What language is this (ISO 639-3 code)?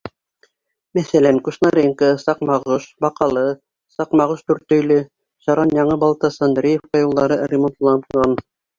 bak